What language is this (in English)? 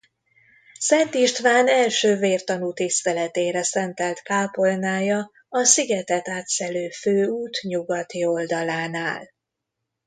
Hungarian